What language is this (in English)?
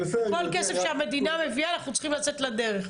Hebrew